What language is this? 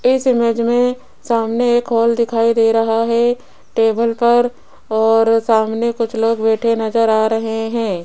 Hindi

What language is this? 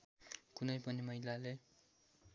Nepali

